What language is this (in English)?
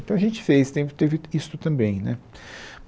Portuguese